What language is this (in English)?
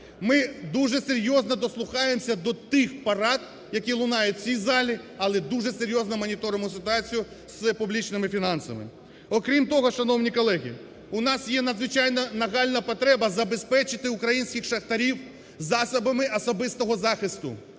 Ukrainian